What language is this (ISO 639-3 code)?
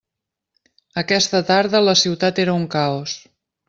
cat